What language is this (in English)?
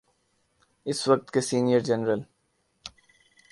Urdu